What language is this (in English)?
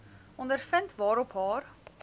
Afrikaans